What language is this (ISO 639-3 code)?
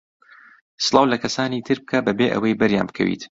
ckb